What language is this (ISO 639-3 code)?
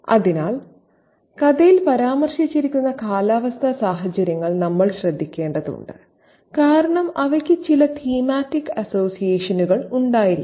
mal